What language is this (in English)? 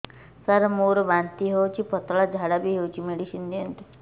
Odia